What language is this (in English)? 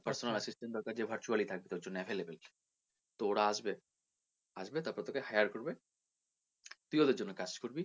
Bangla